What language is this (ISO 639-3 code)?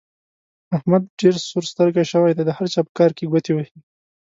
pus